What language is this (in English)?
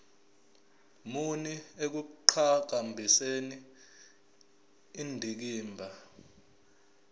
Zulu